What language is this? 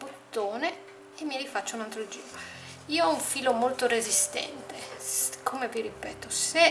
Italian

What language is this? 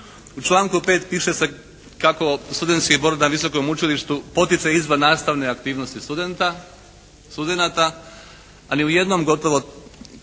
Croatian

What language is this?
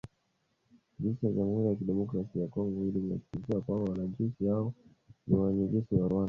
Swahili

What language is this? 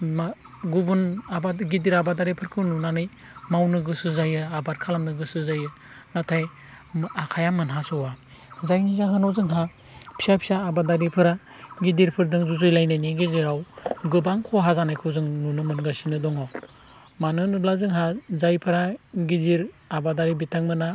Bodo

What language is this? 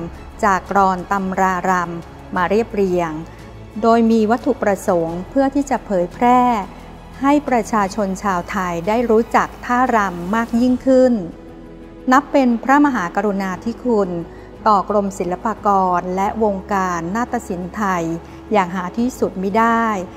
Thai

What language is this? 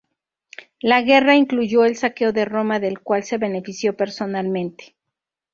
Spanish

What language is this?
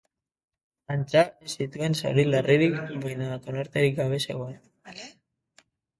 Basque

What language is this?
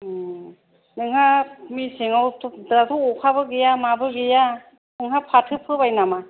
Bodo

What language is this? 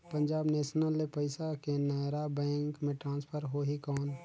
Chhattisgarhi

